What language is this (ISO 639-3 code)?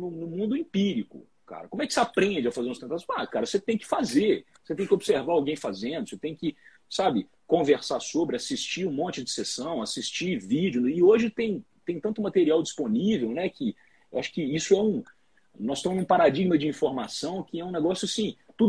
por